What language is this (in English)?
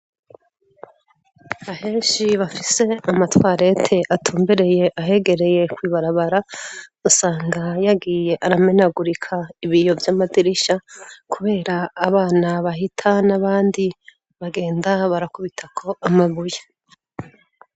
Rundi